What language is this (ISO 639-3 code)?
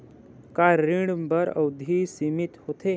hne